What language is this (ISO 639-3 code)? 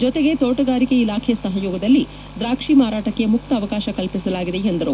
kan